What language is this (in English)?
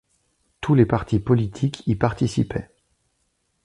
French